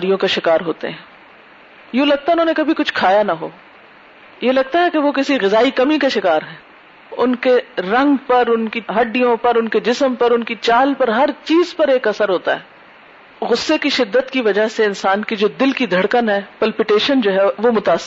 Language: Urdu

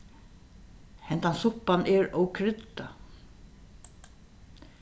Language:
Faroese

